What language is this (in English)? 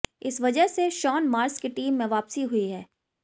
Hindi